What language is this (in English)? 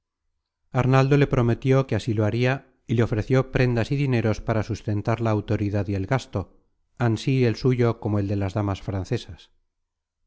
Spanish